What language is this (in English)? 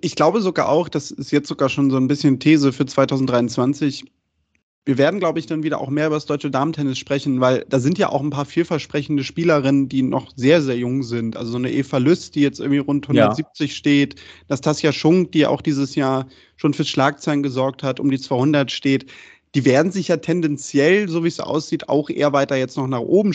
German